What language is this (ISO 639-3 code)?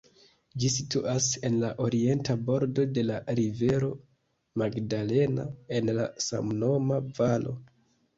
epo